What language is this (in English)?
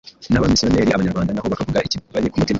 Kinyarwanda